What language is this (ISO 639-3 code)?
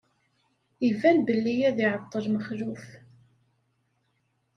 kab